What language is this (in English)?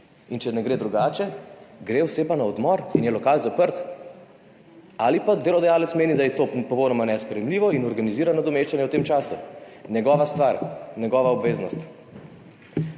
Slovenian